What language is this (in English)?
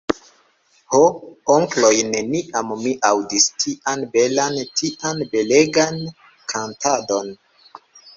Esperanto